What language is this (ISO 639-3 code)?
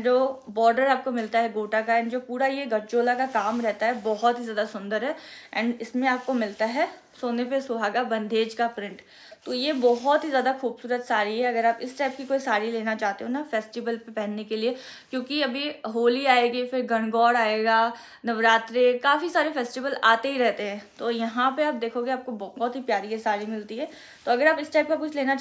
hin